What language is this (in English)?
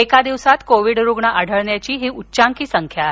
Marathi